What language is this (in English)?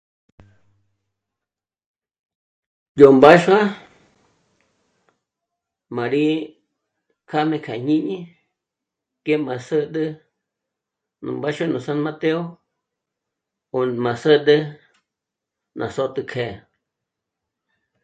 Michoacán Mazahua